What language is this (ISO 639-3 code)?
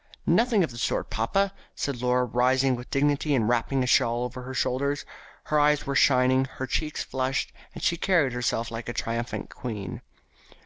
eng